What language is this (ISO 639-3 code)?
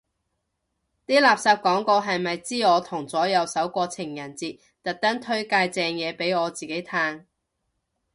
yue